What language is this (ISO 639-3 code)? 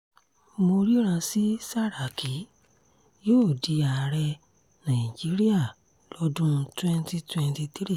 yor